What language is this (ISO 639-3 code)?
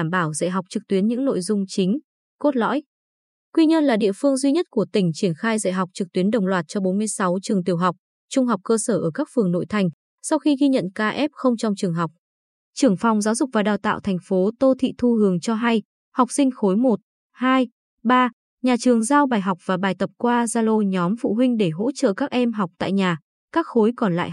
vie